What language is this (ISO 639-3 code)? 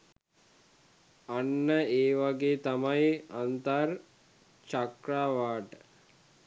sin